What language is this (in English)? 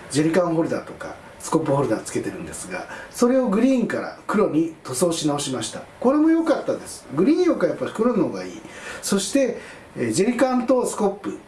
Japanese